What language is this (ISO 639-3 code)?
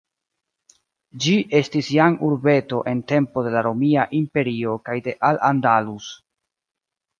epo